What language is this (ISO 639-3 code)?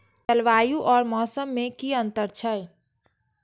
mai